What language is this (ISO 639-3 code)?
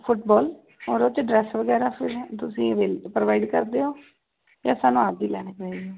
pan